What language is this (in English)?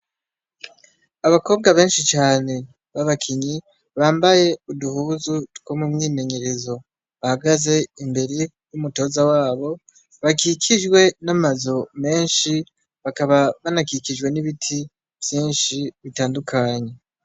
Rundi